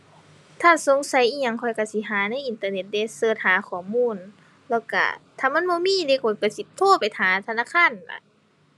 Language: Thai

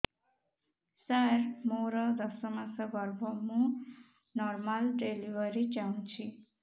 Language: Odia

